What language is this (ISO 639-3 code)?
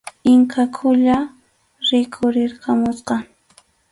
qxu